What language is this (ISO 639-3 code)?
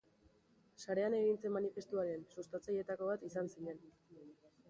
eus